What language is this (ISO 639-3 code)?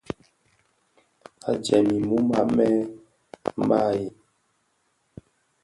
ksf